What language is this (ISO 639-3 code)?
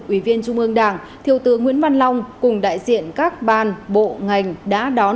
vie